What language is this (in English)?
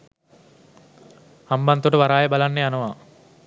Sinhala